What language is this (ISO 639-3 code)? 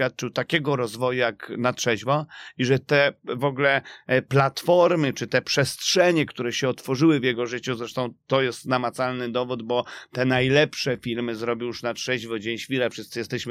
pol